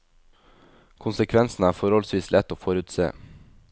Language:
Norwegian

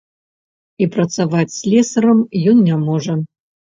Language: Belarusian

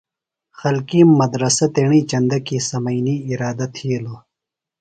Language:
Phalura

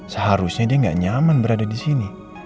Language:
Indonesian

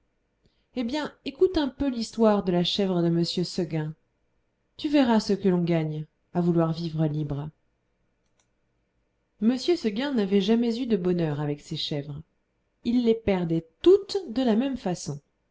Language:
French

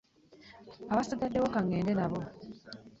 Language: Ganda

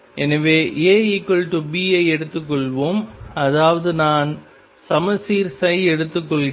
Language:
Tamil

